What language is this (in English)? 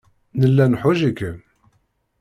Kabyle